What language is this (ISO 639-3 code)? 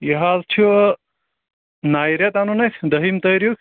kas